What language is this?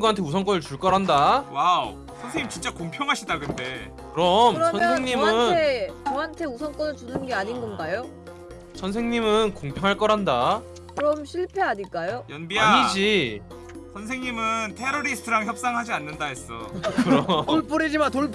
Korean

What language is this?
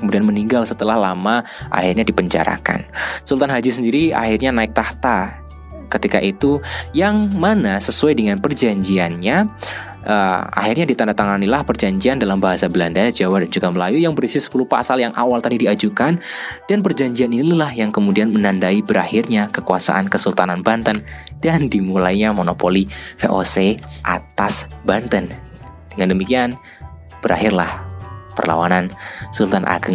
Indonesian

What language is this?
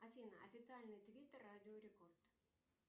Russian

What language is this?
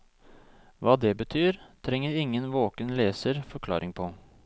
Norwegian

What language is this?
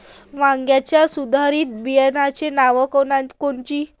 Marathi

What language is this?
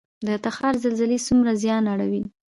Pashto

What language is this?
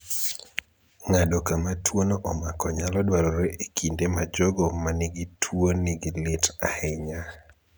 Luo (Kenya and Tanzania)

